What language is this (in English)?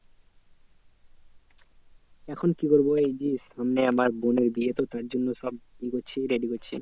Bangla